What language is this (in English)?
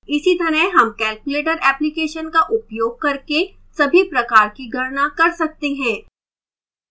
Hindi